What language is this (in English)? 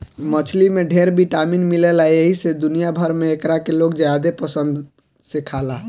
Bhojpuri